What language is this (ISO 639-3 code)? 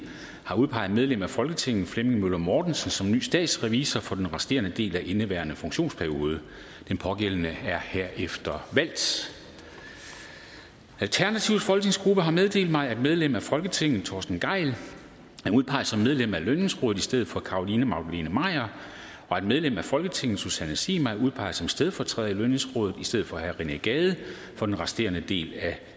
dan